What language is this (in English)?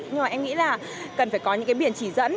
Vietnamese